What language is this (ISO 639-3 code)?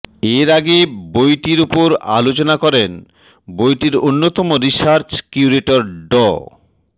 ben